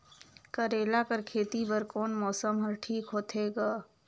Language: Chhattisgarhi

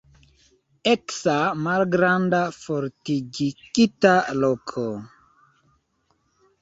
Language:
Esperanto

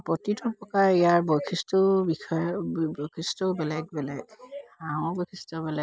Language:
Assamese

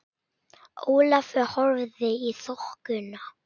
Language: Icelandic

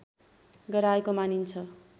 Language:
Nepali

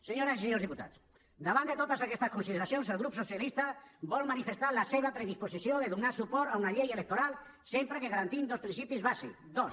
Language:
Catalan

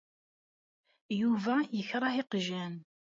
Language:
Kabyle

